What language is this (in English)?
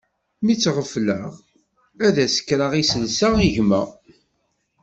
Kabyle